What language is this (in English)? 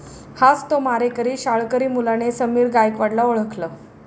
Marathi